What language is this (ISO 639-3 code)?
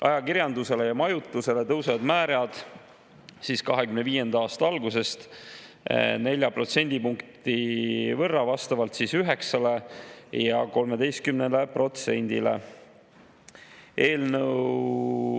est